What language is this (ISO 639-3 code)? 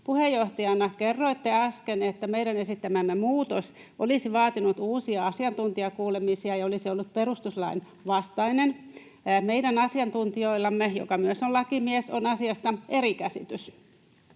fin